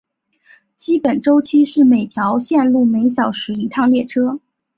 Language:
Chinese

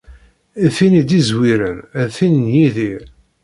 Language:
Kabyle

